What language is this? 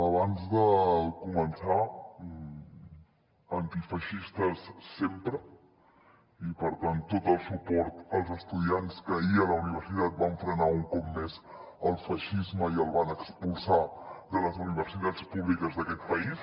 Catalan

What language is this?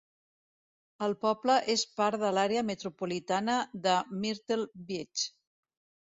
Catalan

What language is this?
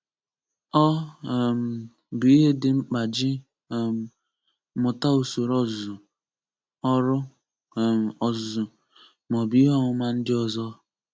Igbo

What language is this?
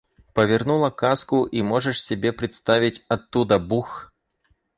Russian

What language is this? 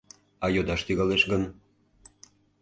Mari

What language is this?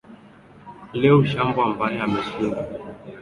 Swahili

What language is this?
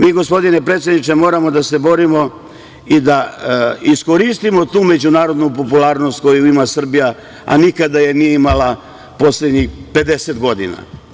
Serbian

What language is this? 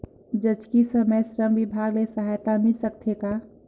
Chhattisgarhi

